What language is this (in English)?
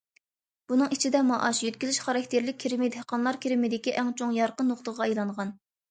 Uyghur